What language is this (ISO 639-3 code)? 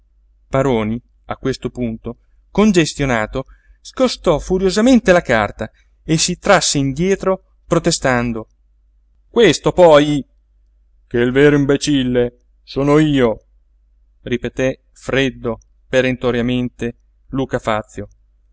ita